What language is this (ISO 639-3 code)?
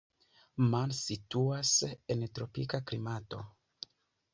epo